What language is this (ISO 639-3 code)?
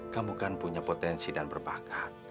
ind